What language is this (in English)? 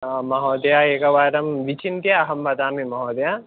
Sanskrit